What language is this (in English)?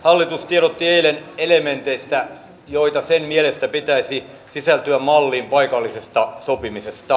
Finnish